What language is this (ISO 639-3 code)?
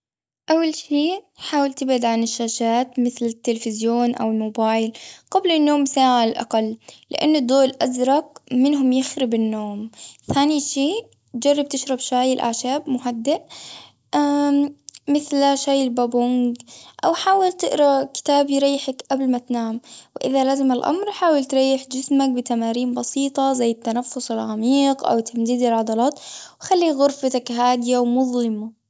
afb